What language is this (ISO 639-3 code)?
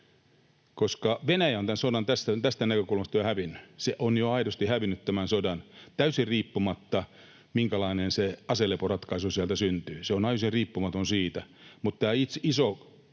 fin